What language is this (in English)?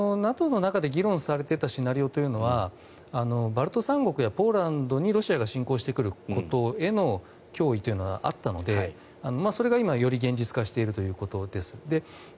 Japanese